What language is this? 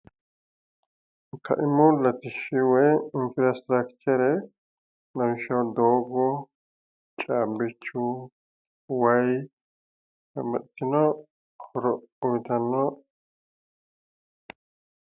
Sidamo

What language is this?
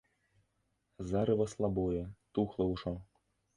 Belarusian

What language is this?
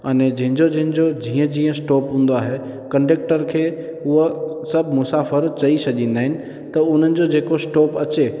Sindhi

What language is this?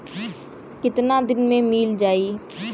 Bhojpuri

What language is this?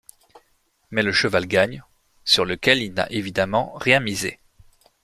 French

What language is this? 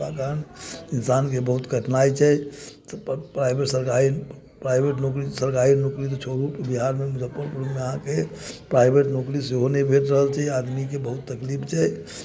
Maithili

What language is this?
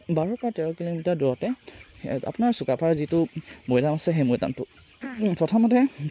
Assamese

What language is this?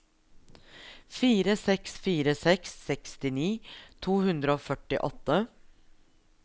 Norwegian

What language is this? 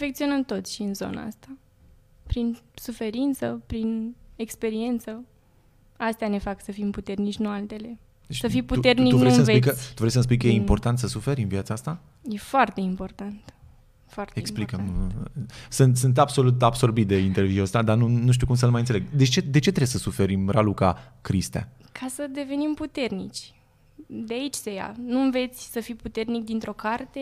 Romanian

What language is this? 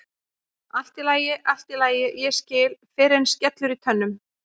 Icelandic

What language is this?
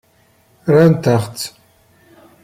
Kabyle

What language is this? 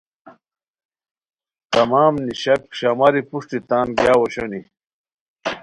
Khowar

